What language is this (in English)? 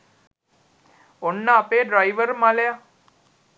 Sinhala